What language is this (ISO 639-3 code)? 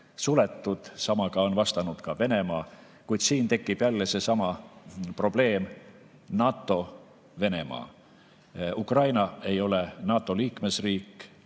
est